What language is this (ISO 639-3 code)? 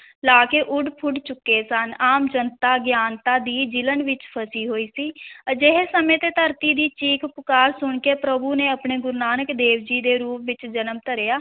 pan